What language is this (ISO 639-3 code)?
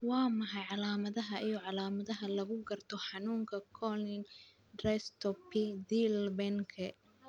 som